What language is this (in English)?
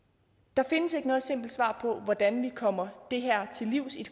Danish